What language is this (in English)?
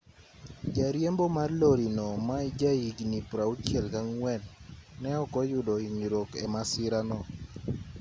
Luo (Kenya and Tanzania)